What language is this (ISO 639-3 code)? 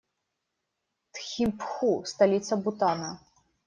rus